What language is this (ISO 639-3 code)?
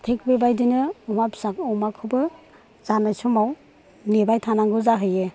brx